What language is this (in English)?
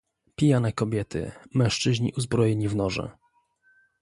Polish